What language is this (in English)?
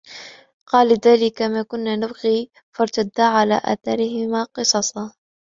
Arabic